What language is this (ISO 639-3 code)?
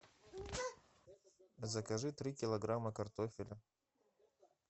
rus